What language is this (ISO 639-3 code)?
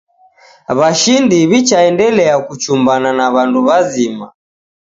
dav